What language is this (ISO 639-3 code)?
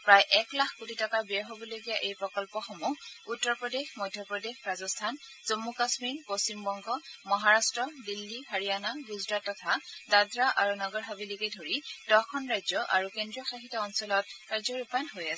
asm